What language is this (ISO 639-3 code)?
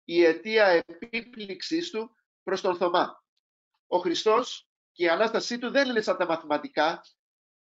ell